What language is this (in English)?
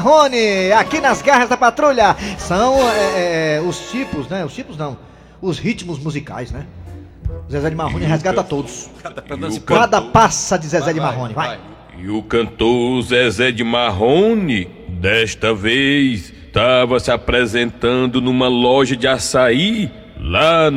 Portuguese